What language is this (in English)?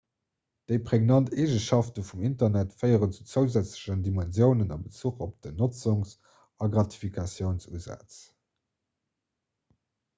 Luxembourgish